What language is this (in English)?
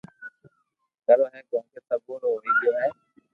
Loarki